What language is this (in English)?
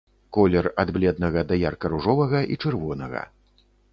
Belarusian